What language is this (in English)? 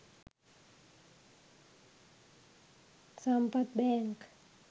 Sinhala